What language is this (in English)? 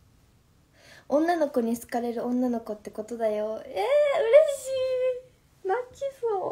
Japanese